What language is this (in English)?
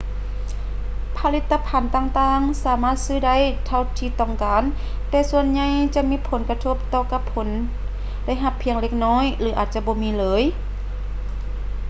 Lao